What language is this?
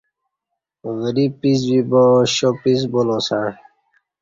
Kati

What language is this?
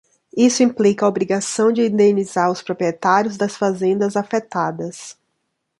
Portuguese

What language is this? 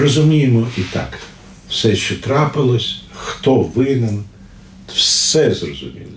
Ukrainian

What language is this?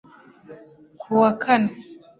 Kinyarwanda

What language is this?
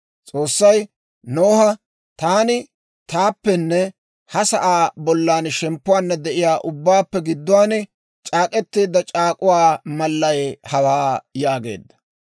Dawro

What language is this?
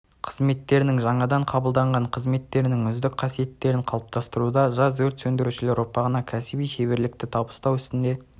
Kazakh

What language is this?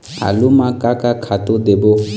Chhattisgarhi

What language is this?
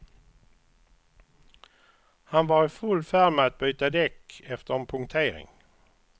Swedish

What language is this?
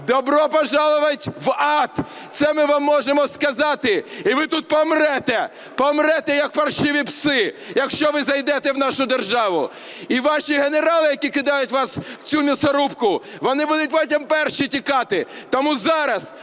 Ukrainian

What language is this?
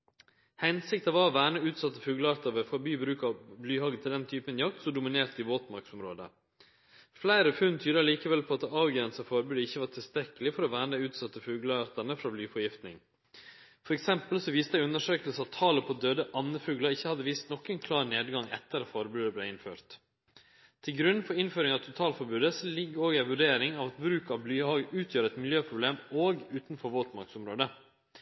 Norwegian Nynorsk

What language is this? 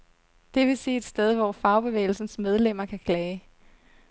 Danish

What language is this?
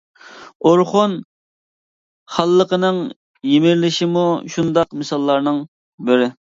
Uyghur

